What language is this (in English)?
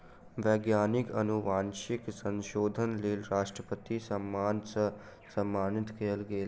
Maithili